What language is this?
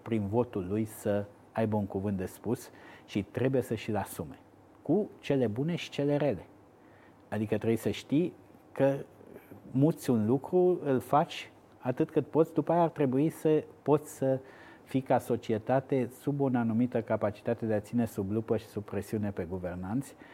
Romanian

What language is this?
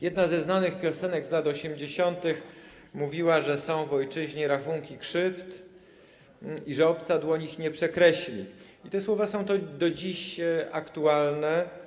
Polish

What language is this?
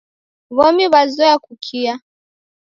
Taita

